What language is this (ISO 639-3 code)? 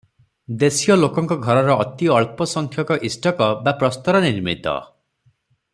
ori